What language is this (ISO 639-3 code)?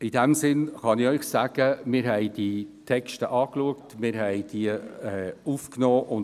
gsw